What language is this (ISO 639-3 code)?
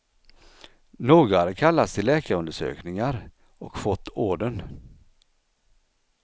swe